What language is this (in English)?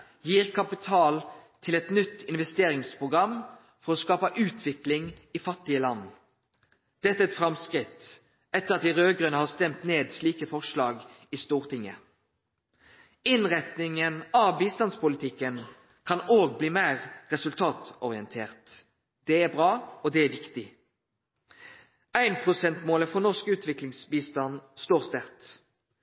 Norwegian Nynorsk